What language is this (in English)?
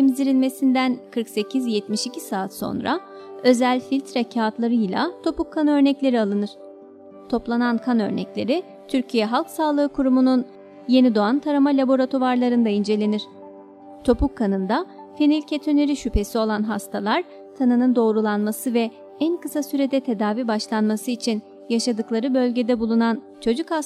Turkish